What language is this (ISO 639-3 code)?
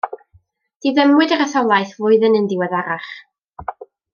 cym